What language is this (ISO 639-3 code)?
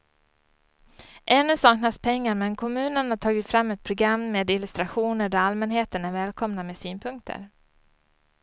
swe